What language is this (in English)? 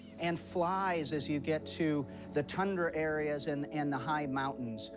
English